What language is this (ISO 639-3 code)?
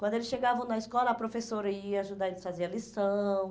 por